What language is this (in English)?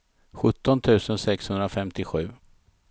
Swedish